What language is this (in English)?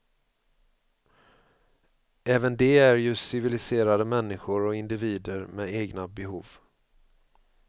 Swedish